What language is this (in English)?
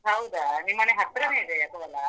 Kannada